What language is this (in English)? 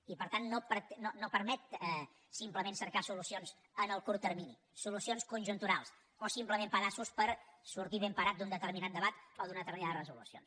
Catalan